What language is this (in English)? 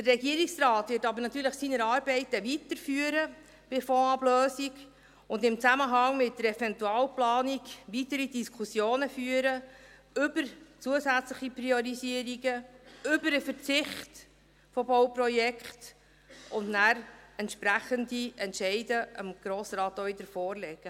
Swiss German